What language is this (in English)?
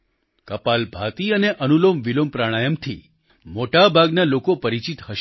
Gujarati